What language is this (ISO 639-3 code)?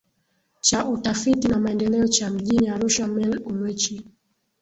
swa